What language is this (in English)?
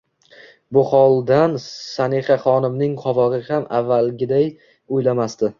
Uzbek